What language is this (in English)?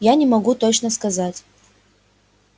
Russian